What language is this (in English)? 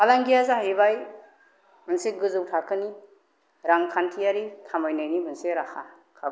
Bodo